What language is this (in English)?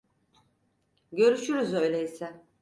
Turkish